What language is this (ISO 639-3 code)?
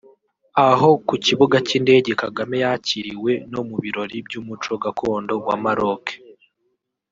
kin